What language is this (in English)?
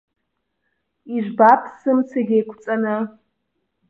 Abkhazian